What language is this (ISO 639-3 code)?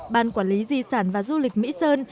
vie